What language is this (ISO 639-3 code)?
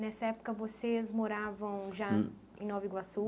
por